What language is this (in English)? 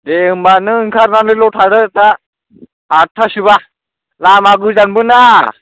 Bodo